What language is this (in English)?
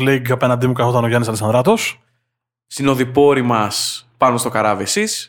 Greek